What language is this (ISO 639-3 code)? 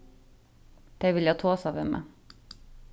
fao